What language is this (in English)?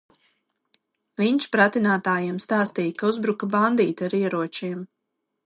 Latvian